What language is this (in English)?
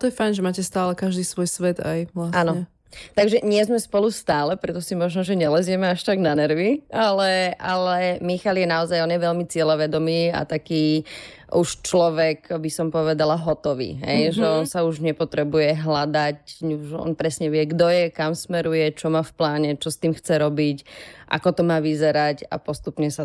Slovak